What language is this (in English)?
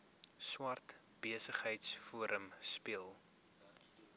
Afrikaans